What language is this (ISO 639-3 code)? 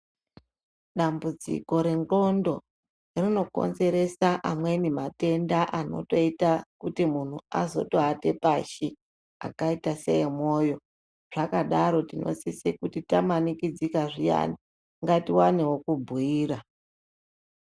ndc